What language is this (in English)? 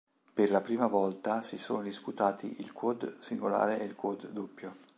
Italian